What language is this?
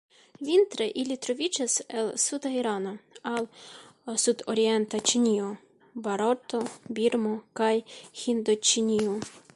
Esperanto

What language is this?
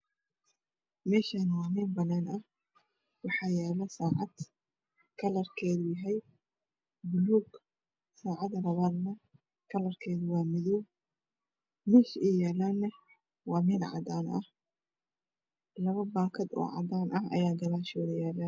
Somali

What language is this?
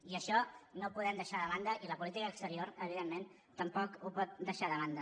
Catalan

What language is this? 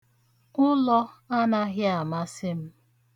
Igbo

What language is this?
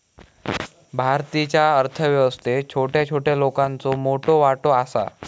Marathi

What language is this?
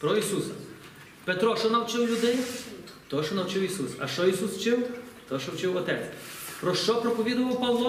Ukrainian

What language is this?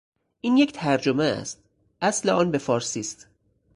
Persian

